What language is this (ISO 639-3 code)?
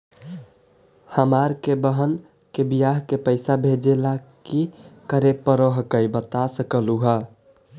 mag